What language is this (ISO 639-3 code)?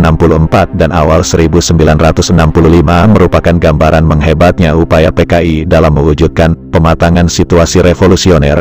ind